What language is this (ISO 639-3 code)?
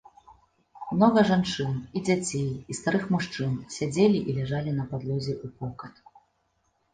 bel